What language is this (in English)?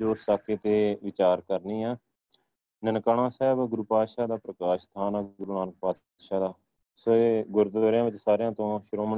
Punjabi